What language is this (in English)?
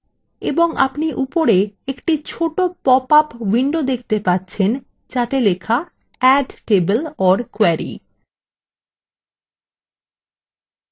Bangla